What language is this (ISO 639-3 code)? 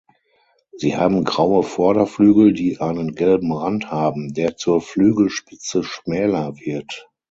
deu